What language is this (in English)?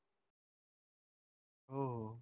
Marathi